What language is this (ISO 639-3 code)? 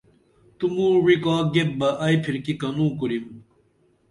dml